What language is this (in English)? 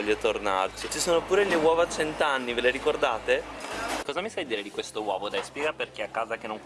Italian